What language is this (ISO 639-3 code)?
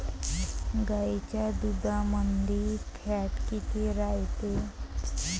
mar